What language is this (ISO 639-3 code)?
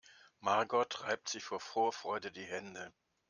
deu